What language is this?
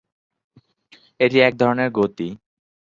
Bangla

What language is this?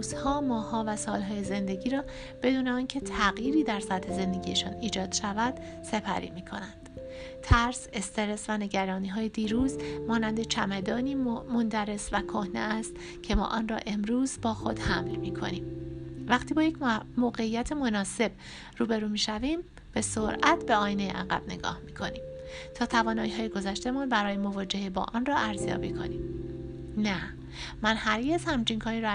Persian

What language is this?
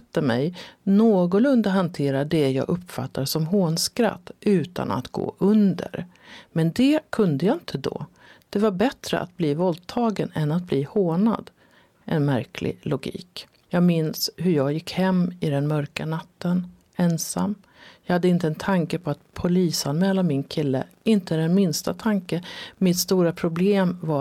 Swedish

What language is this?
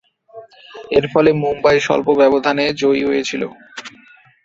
Bangla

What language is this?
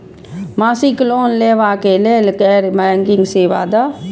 Maithili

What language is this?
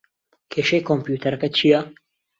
Central Kurdish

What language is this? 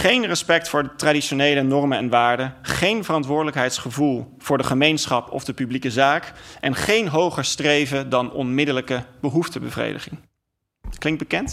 Dutch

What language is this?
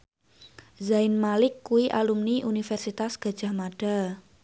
Javanese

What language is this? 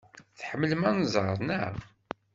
Kabyle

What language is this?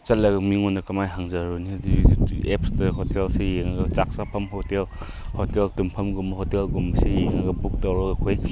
Manipuri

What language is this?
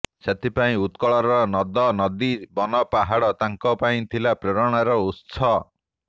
Odia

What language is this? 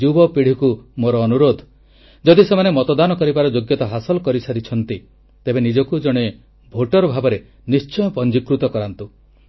Odia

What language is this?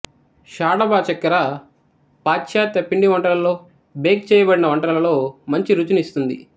Telugu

